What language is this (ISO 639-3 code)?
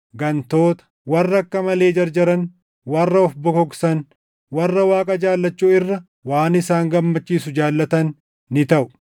orm